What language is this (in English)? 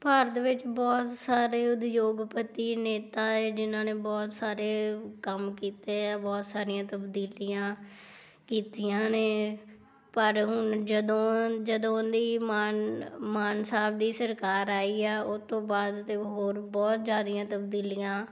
Punjabi